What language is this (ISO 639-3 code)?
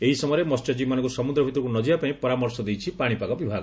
ori